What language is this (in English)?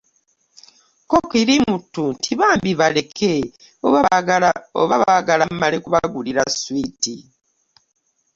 Ganda